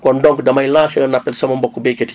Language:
Wolof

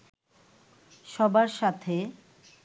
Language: Bangla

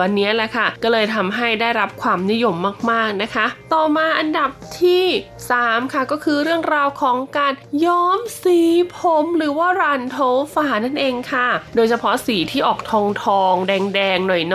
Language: Thai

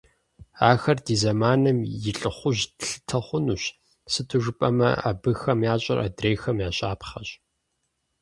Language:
Kabardian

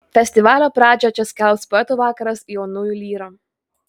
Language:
Lithuanian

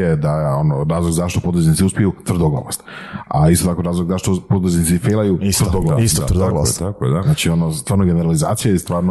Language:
Croatian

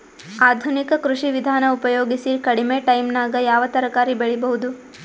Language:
Kannada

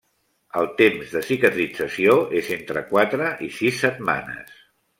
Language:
Catalan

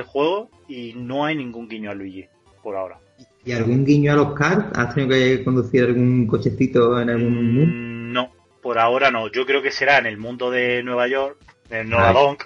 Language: Spanish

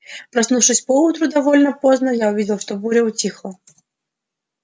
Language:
Russian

